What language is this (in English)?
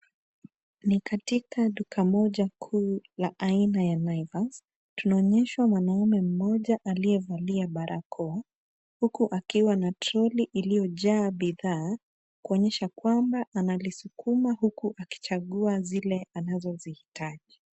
Swahili